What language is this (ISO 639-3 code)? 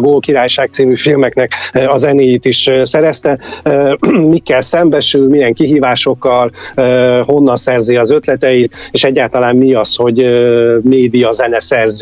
hun